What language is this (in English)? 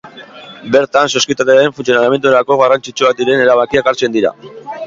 Basque